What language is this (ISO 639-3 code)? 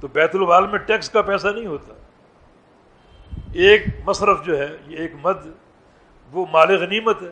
urd